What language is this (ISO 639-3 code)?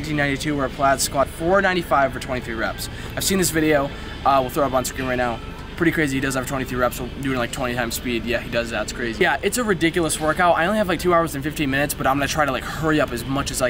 eng